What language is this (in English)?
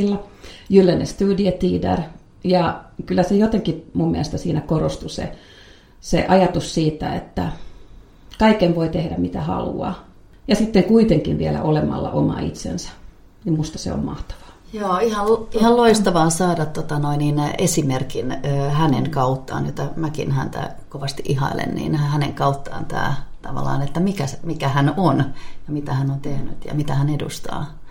Finnish